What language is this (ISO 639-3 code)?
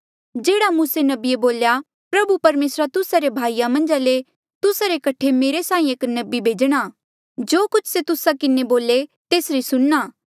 mjl